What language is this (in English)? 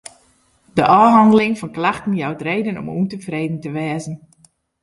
Western Frisian